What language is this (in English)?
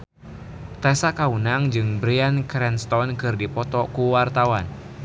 Sundanese